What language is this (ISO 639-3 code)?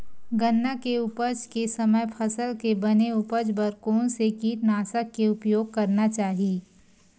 hne